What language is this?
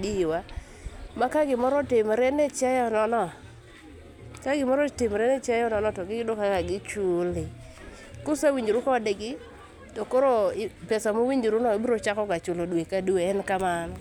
Luo (Kenya and Tanzania)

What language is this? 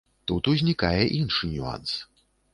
Belarusian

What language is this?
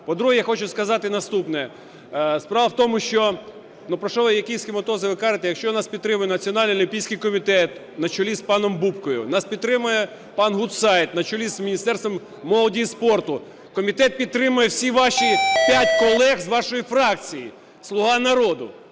Ukrainian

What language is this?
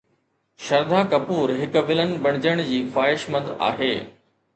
Sindhi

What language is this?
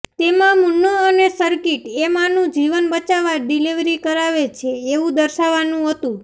Gujarati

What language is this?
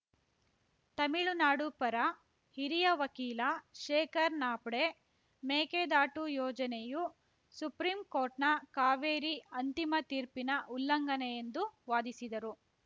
Kannada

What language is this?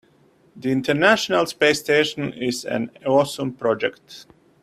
English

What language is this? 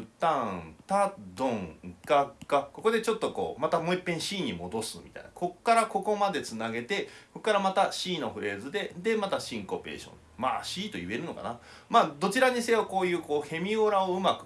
Japanese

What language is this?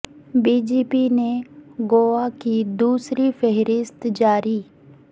Urdu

